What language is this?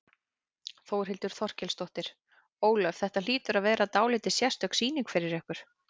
Icelandic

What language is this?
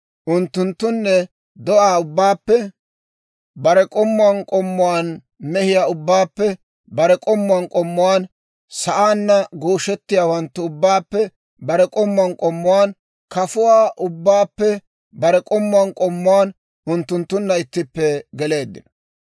Dawro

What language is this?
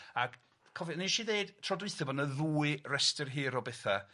Welsh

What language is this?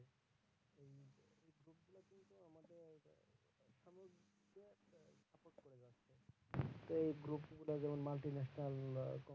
Bangla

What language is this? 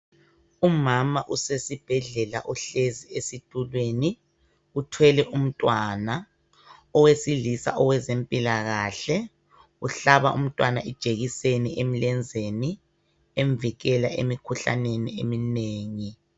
North Ndebele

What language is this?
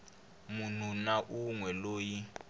Tsonga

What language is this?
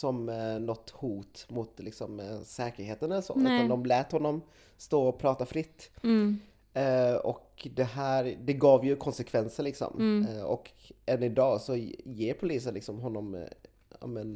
Swedish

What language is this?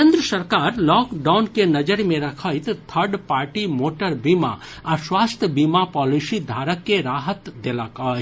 Maithili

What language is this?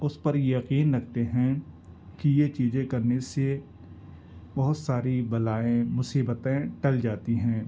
Urdu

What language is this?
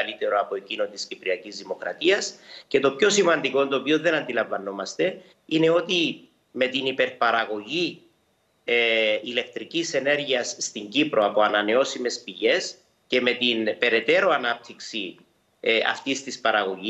Greek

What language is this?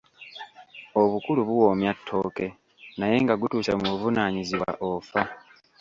Ganda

